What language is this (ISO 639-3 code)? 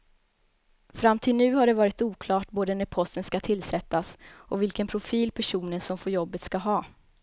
swe